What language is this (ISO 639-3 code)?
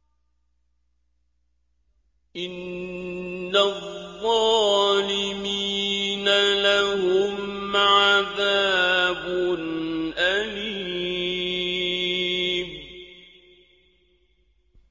ara